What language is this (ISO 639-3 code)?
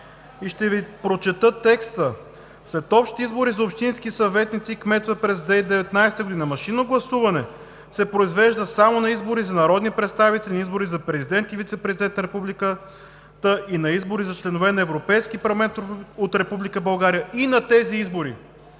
bul